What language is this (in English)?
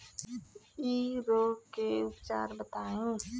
Bhojpuri